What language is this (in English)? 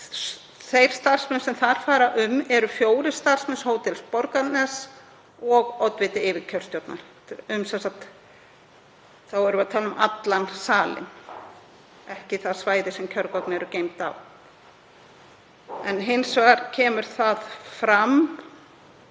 Icelandic